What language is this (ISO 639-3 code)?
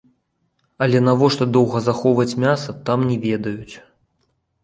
bel